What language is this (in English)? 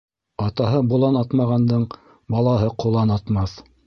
Bashkir